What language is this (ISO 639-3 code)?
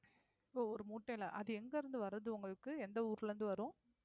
tam